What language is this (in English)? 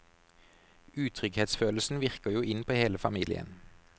Norwegian